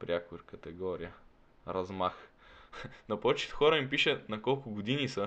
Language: Bulgarian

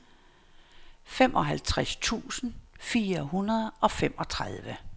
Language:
Danish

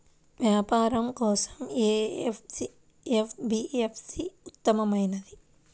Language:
Telugu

